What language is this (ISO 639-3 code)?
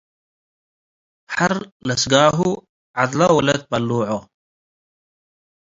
tig